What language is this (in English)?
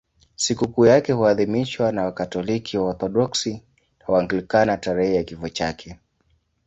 Swahili